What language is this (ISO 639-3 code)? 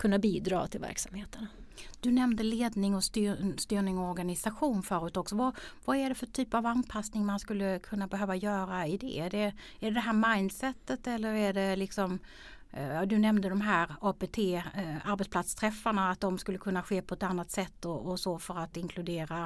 swe